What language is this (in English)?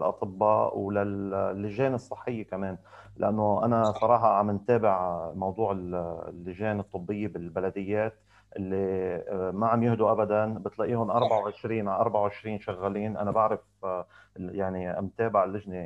Arabic